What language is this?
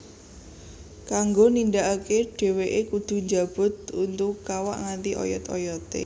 Javanese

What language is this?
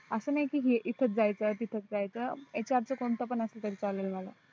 Marathi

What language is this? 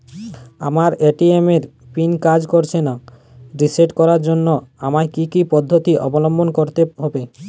Bangla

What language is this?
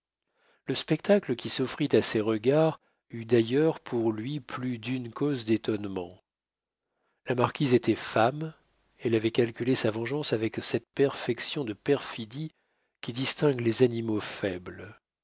French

